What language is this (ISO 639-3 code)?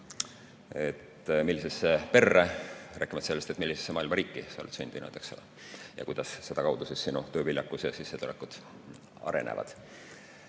est